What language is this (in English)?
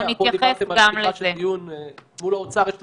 Hebrew